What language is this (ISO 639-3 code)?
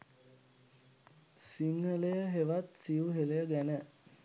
sin